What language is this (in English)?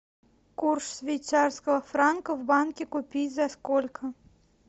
Russian